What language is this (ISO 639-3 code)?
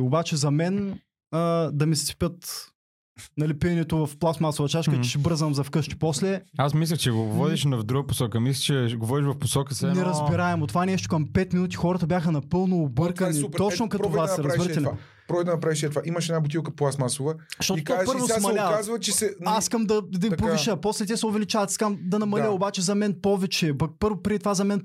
bul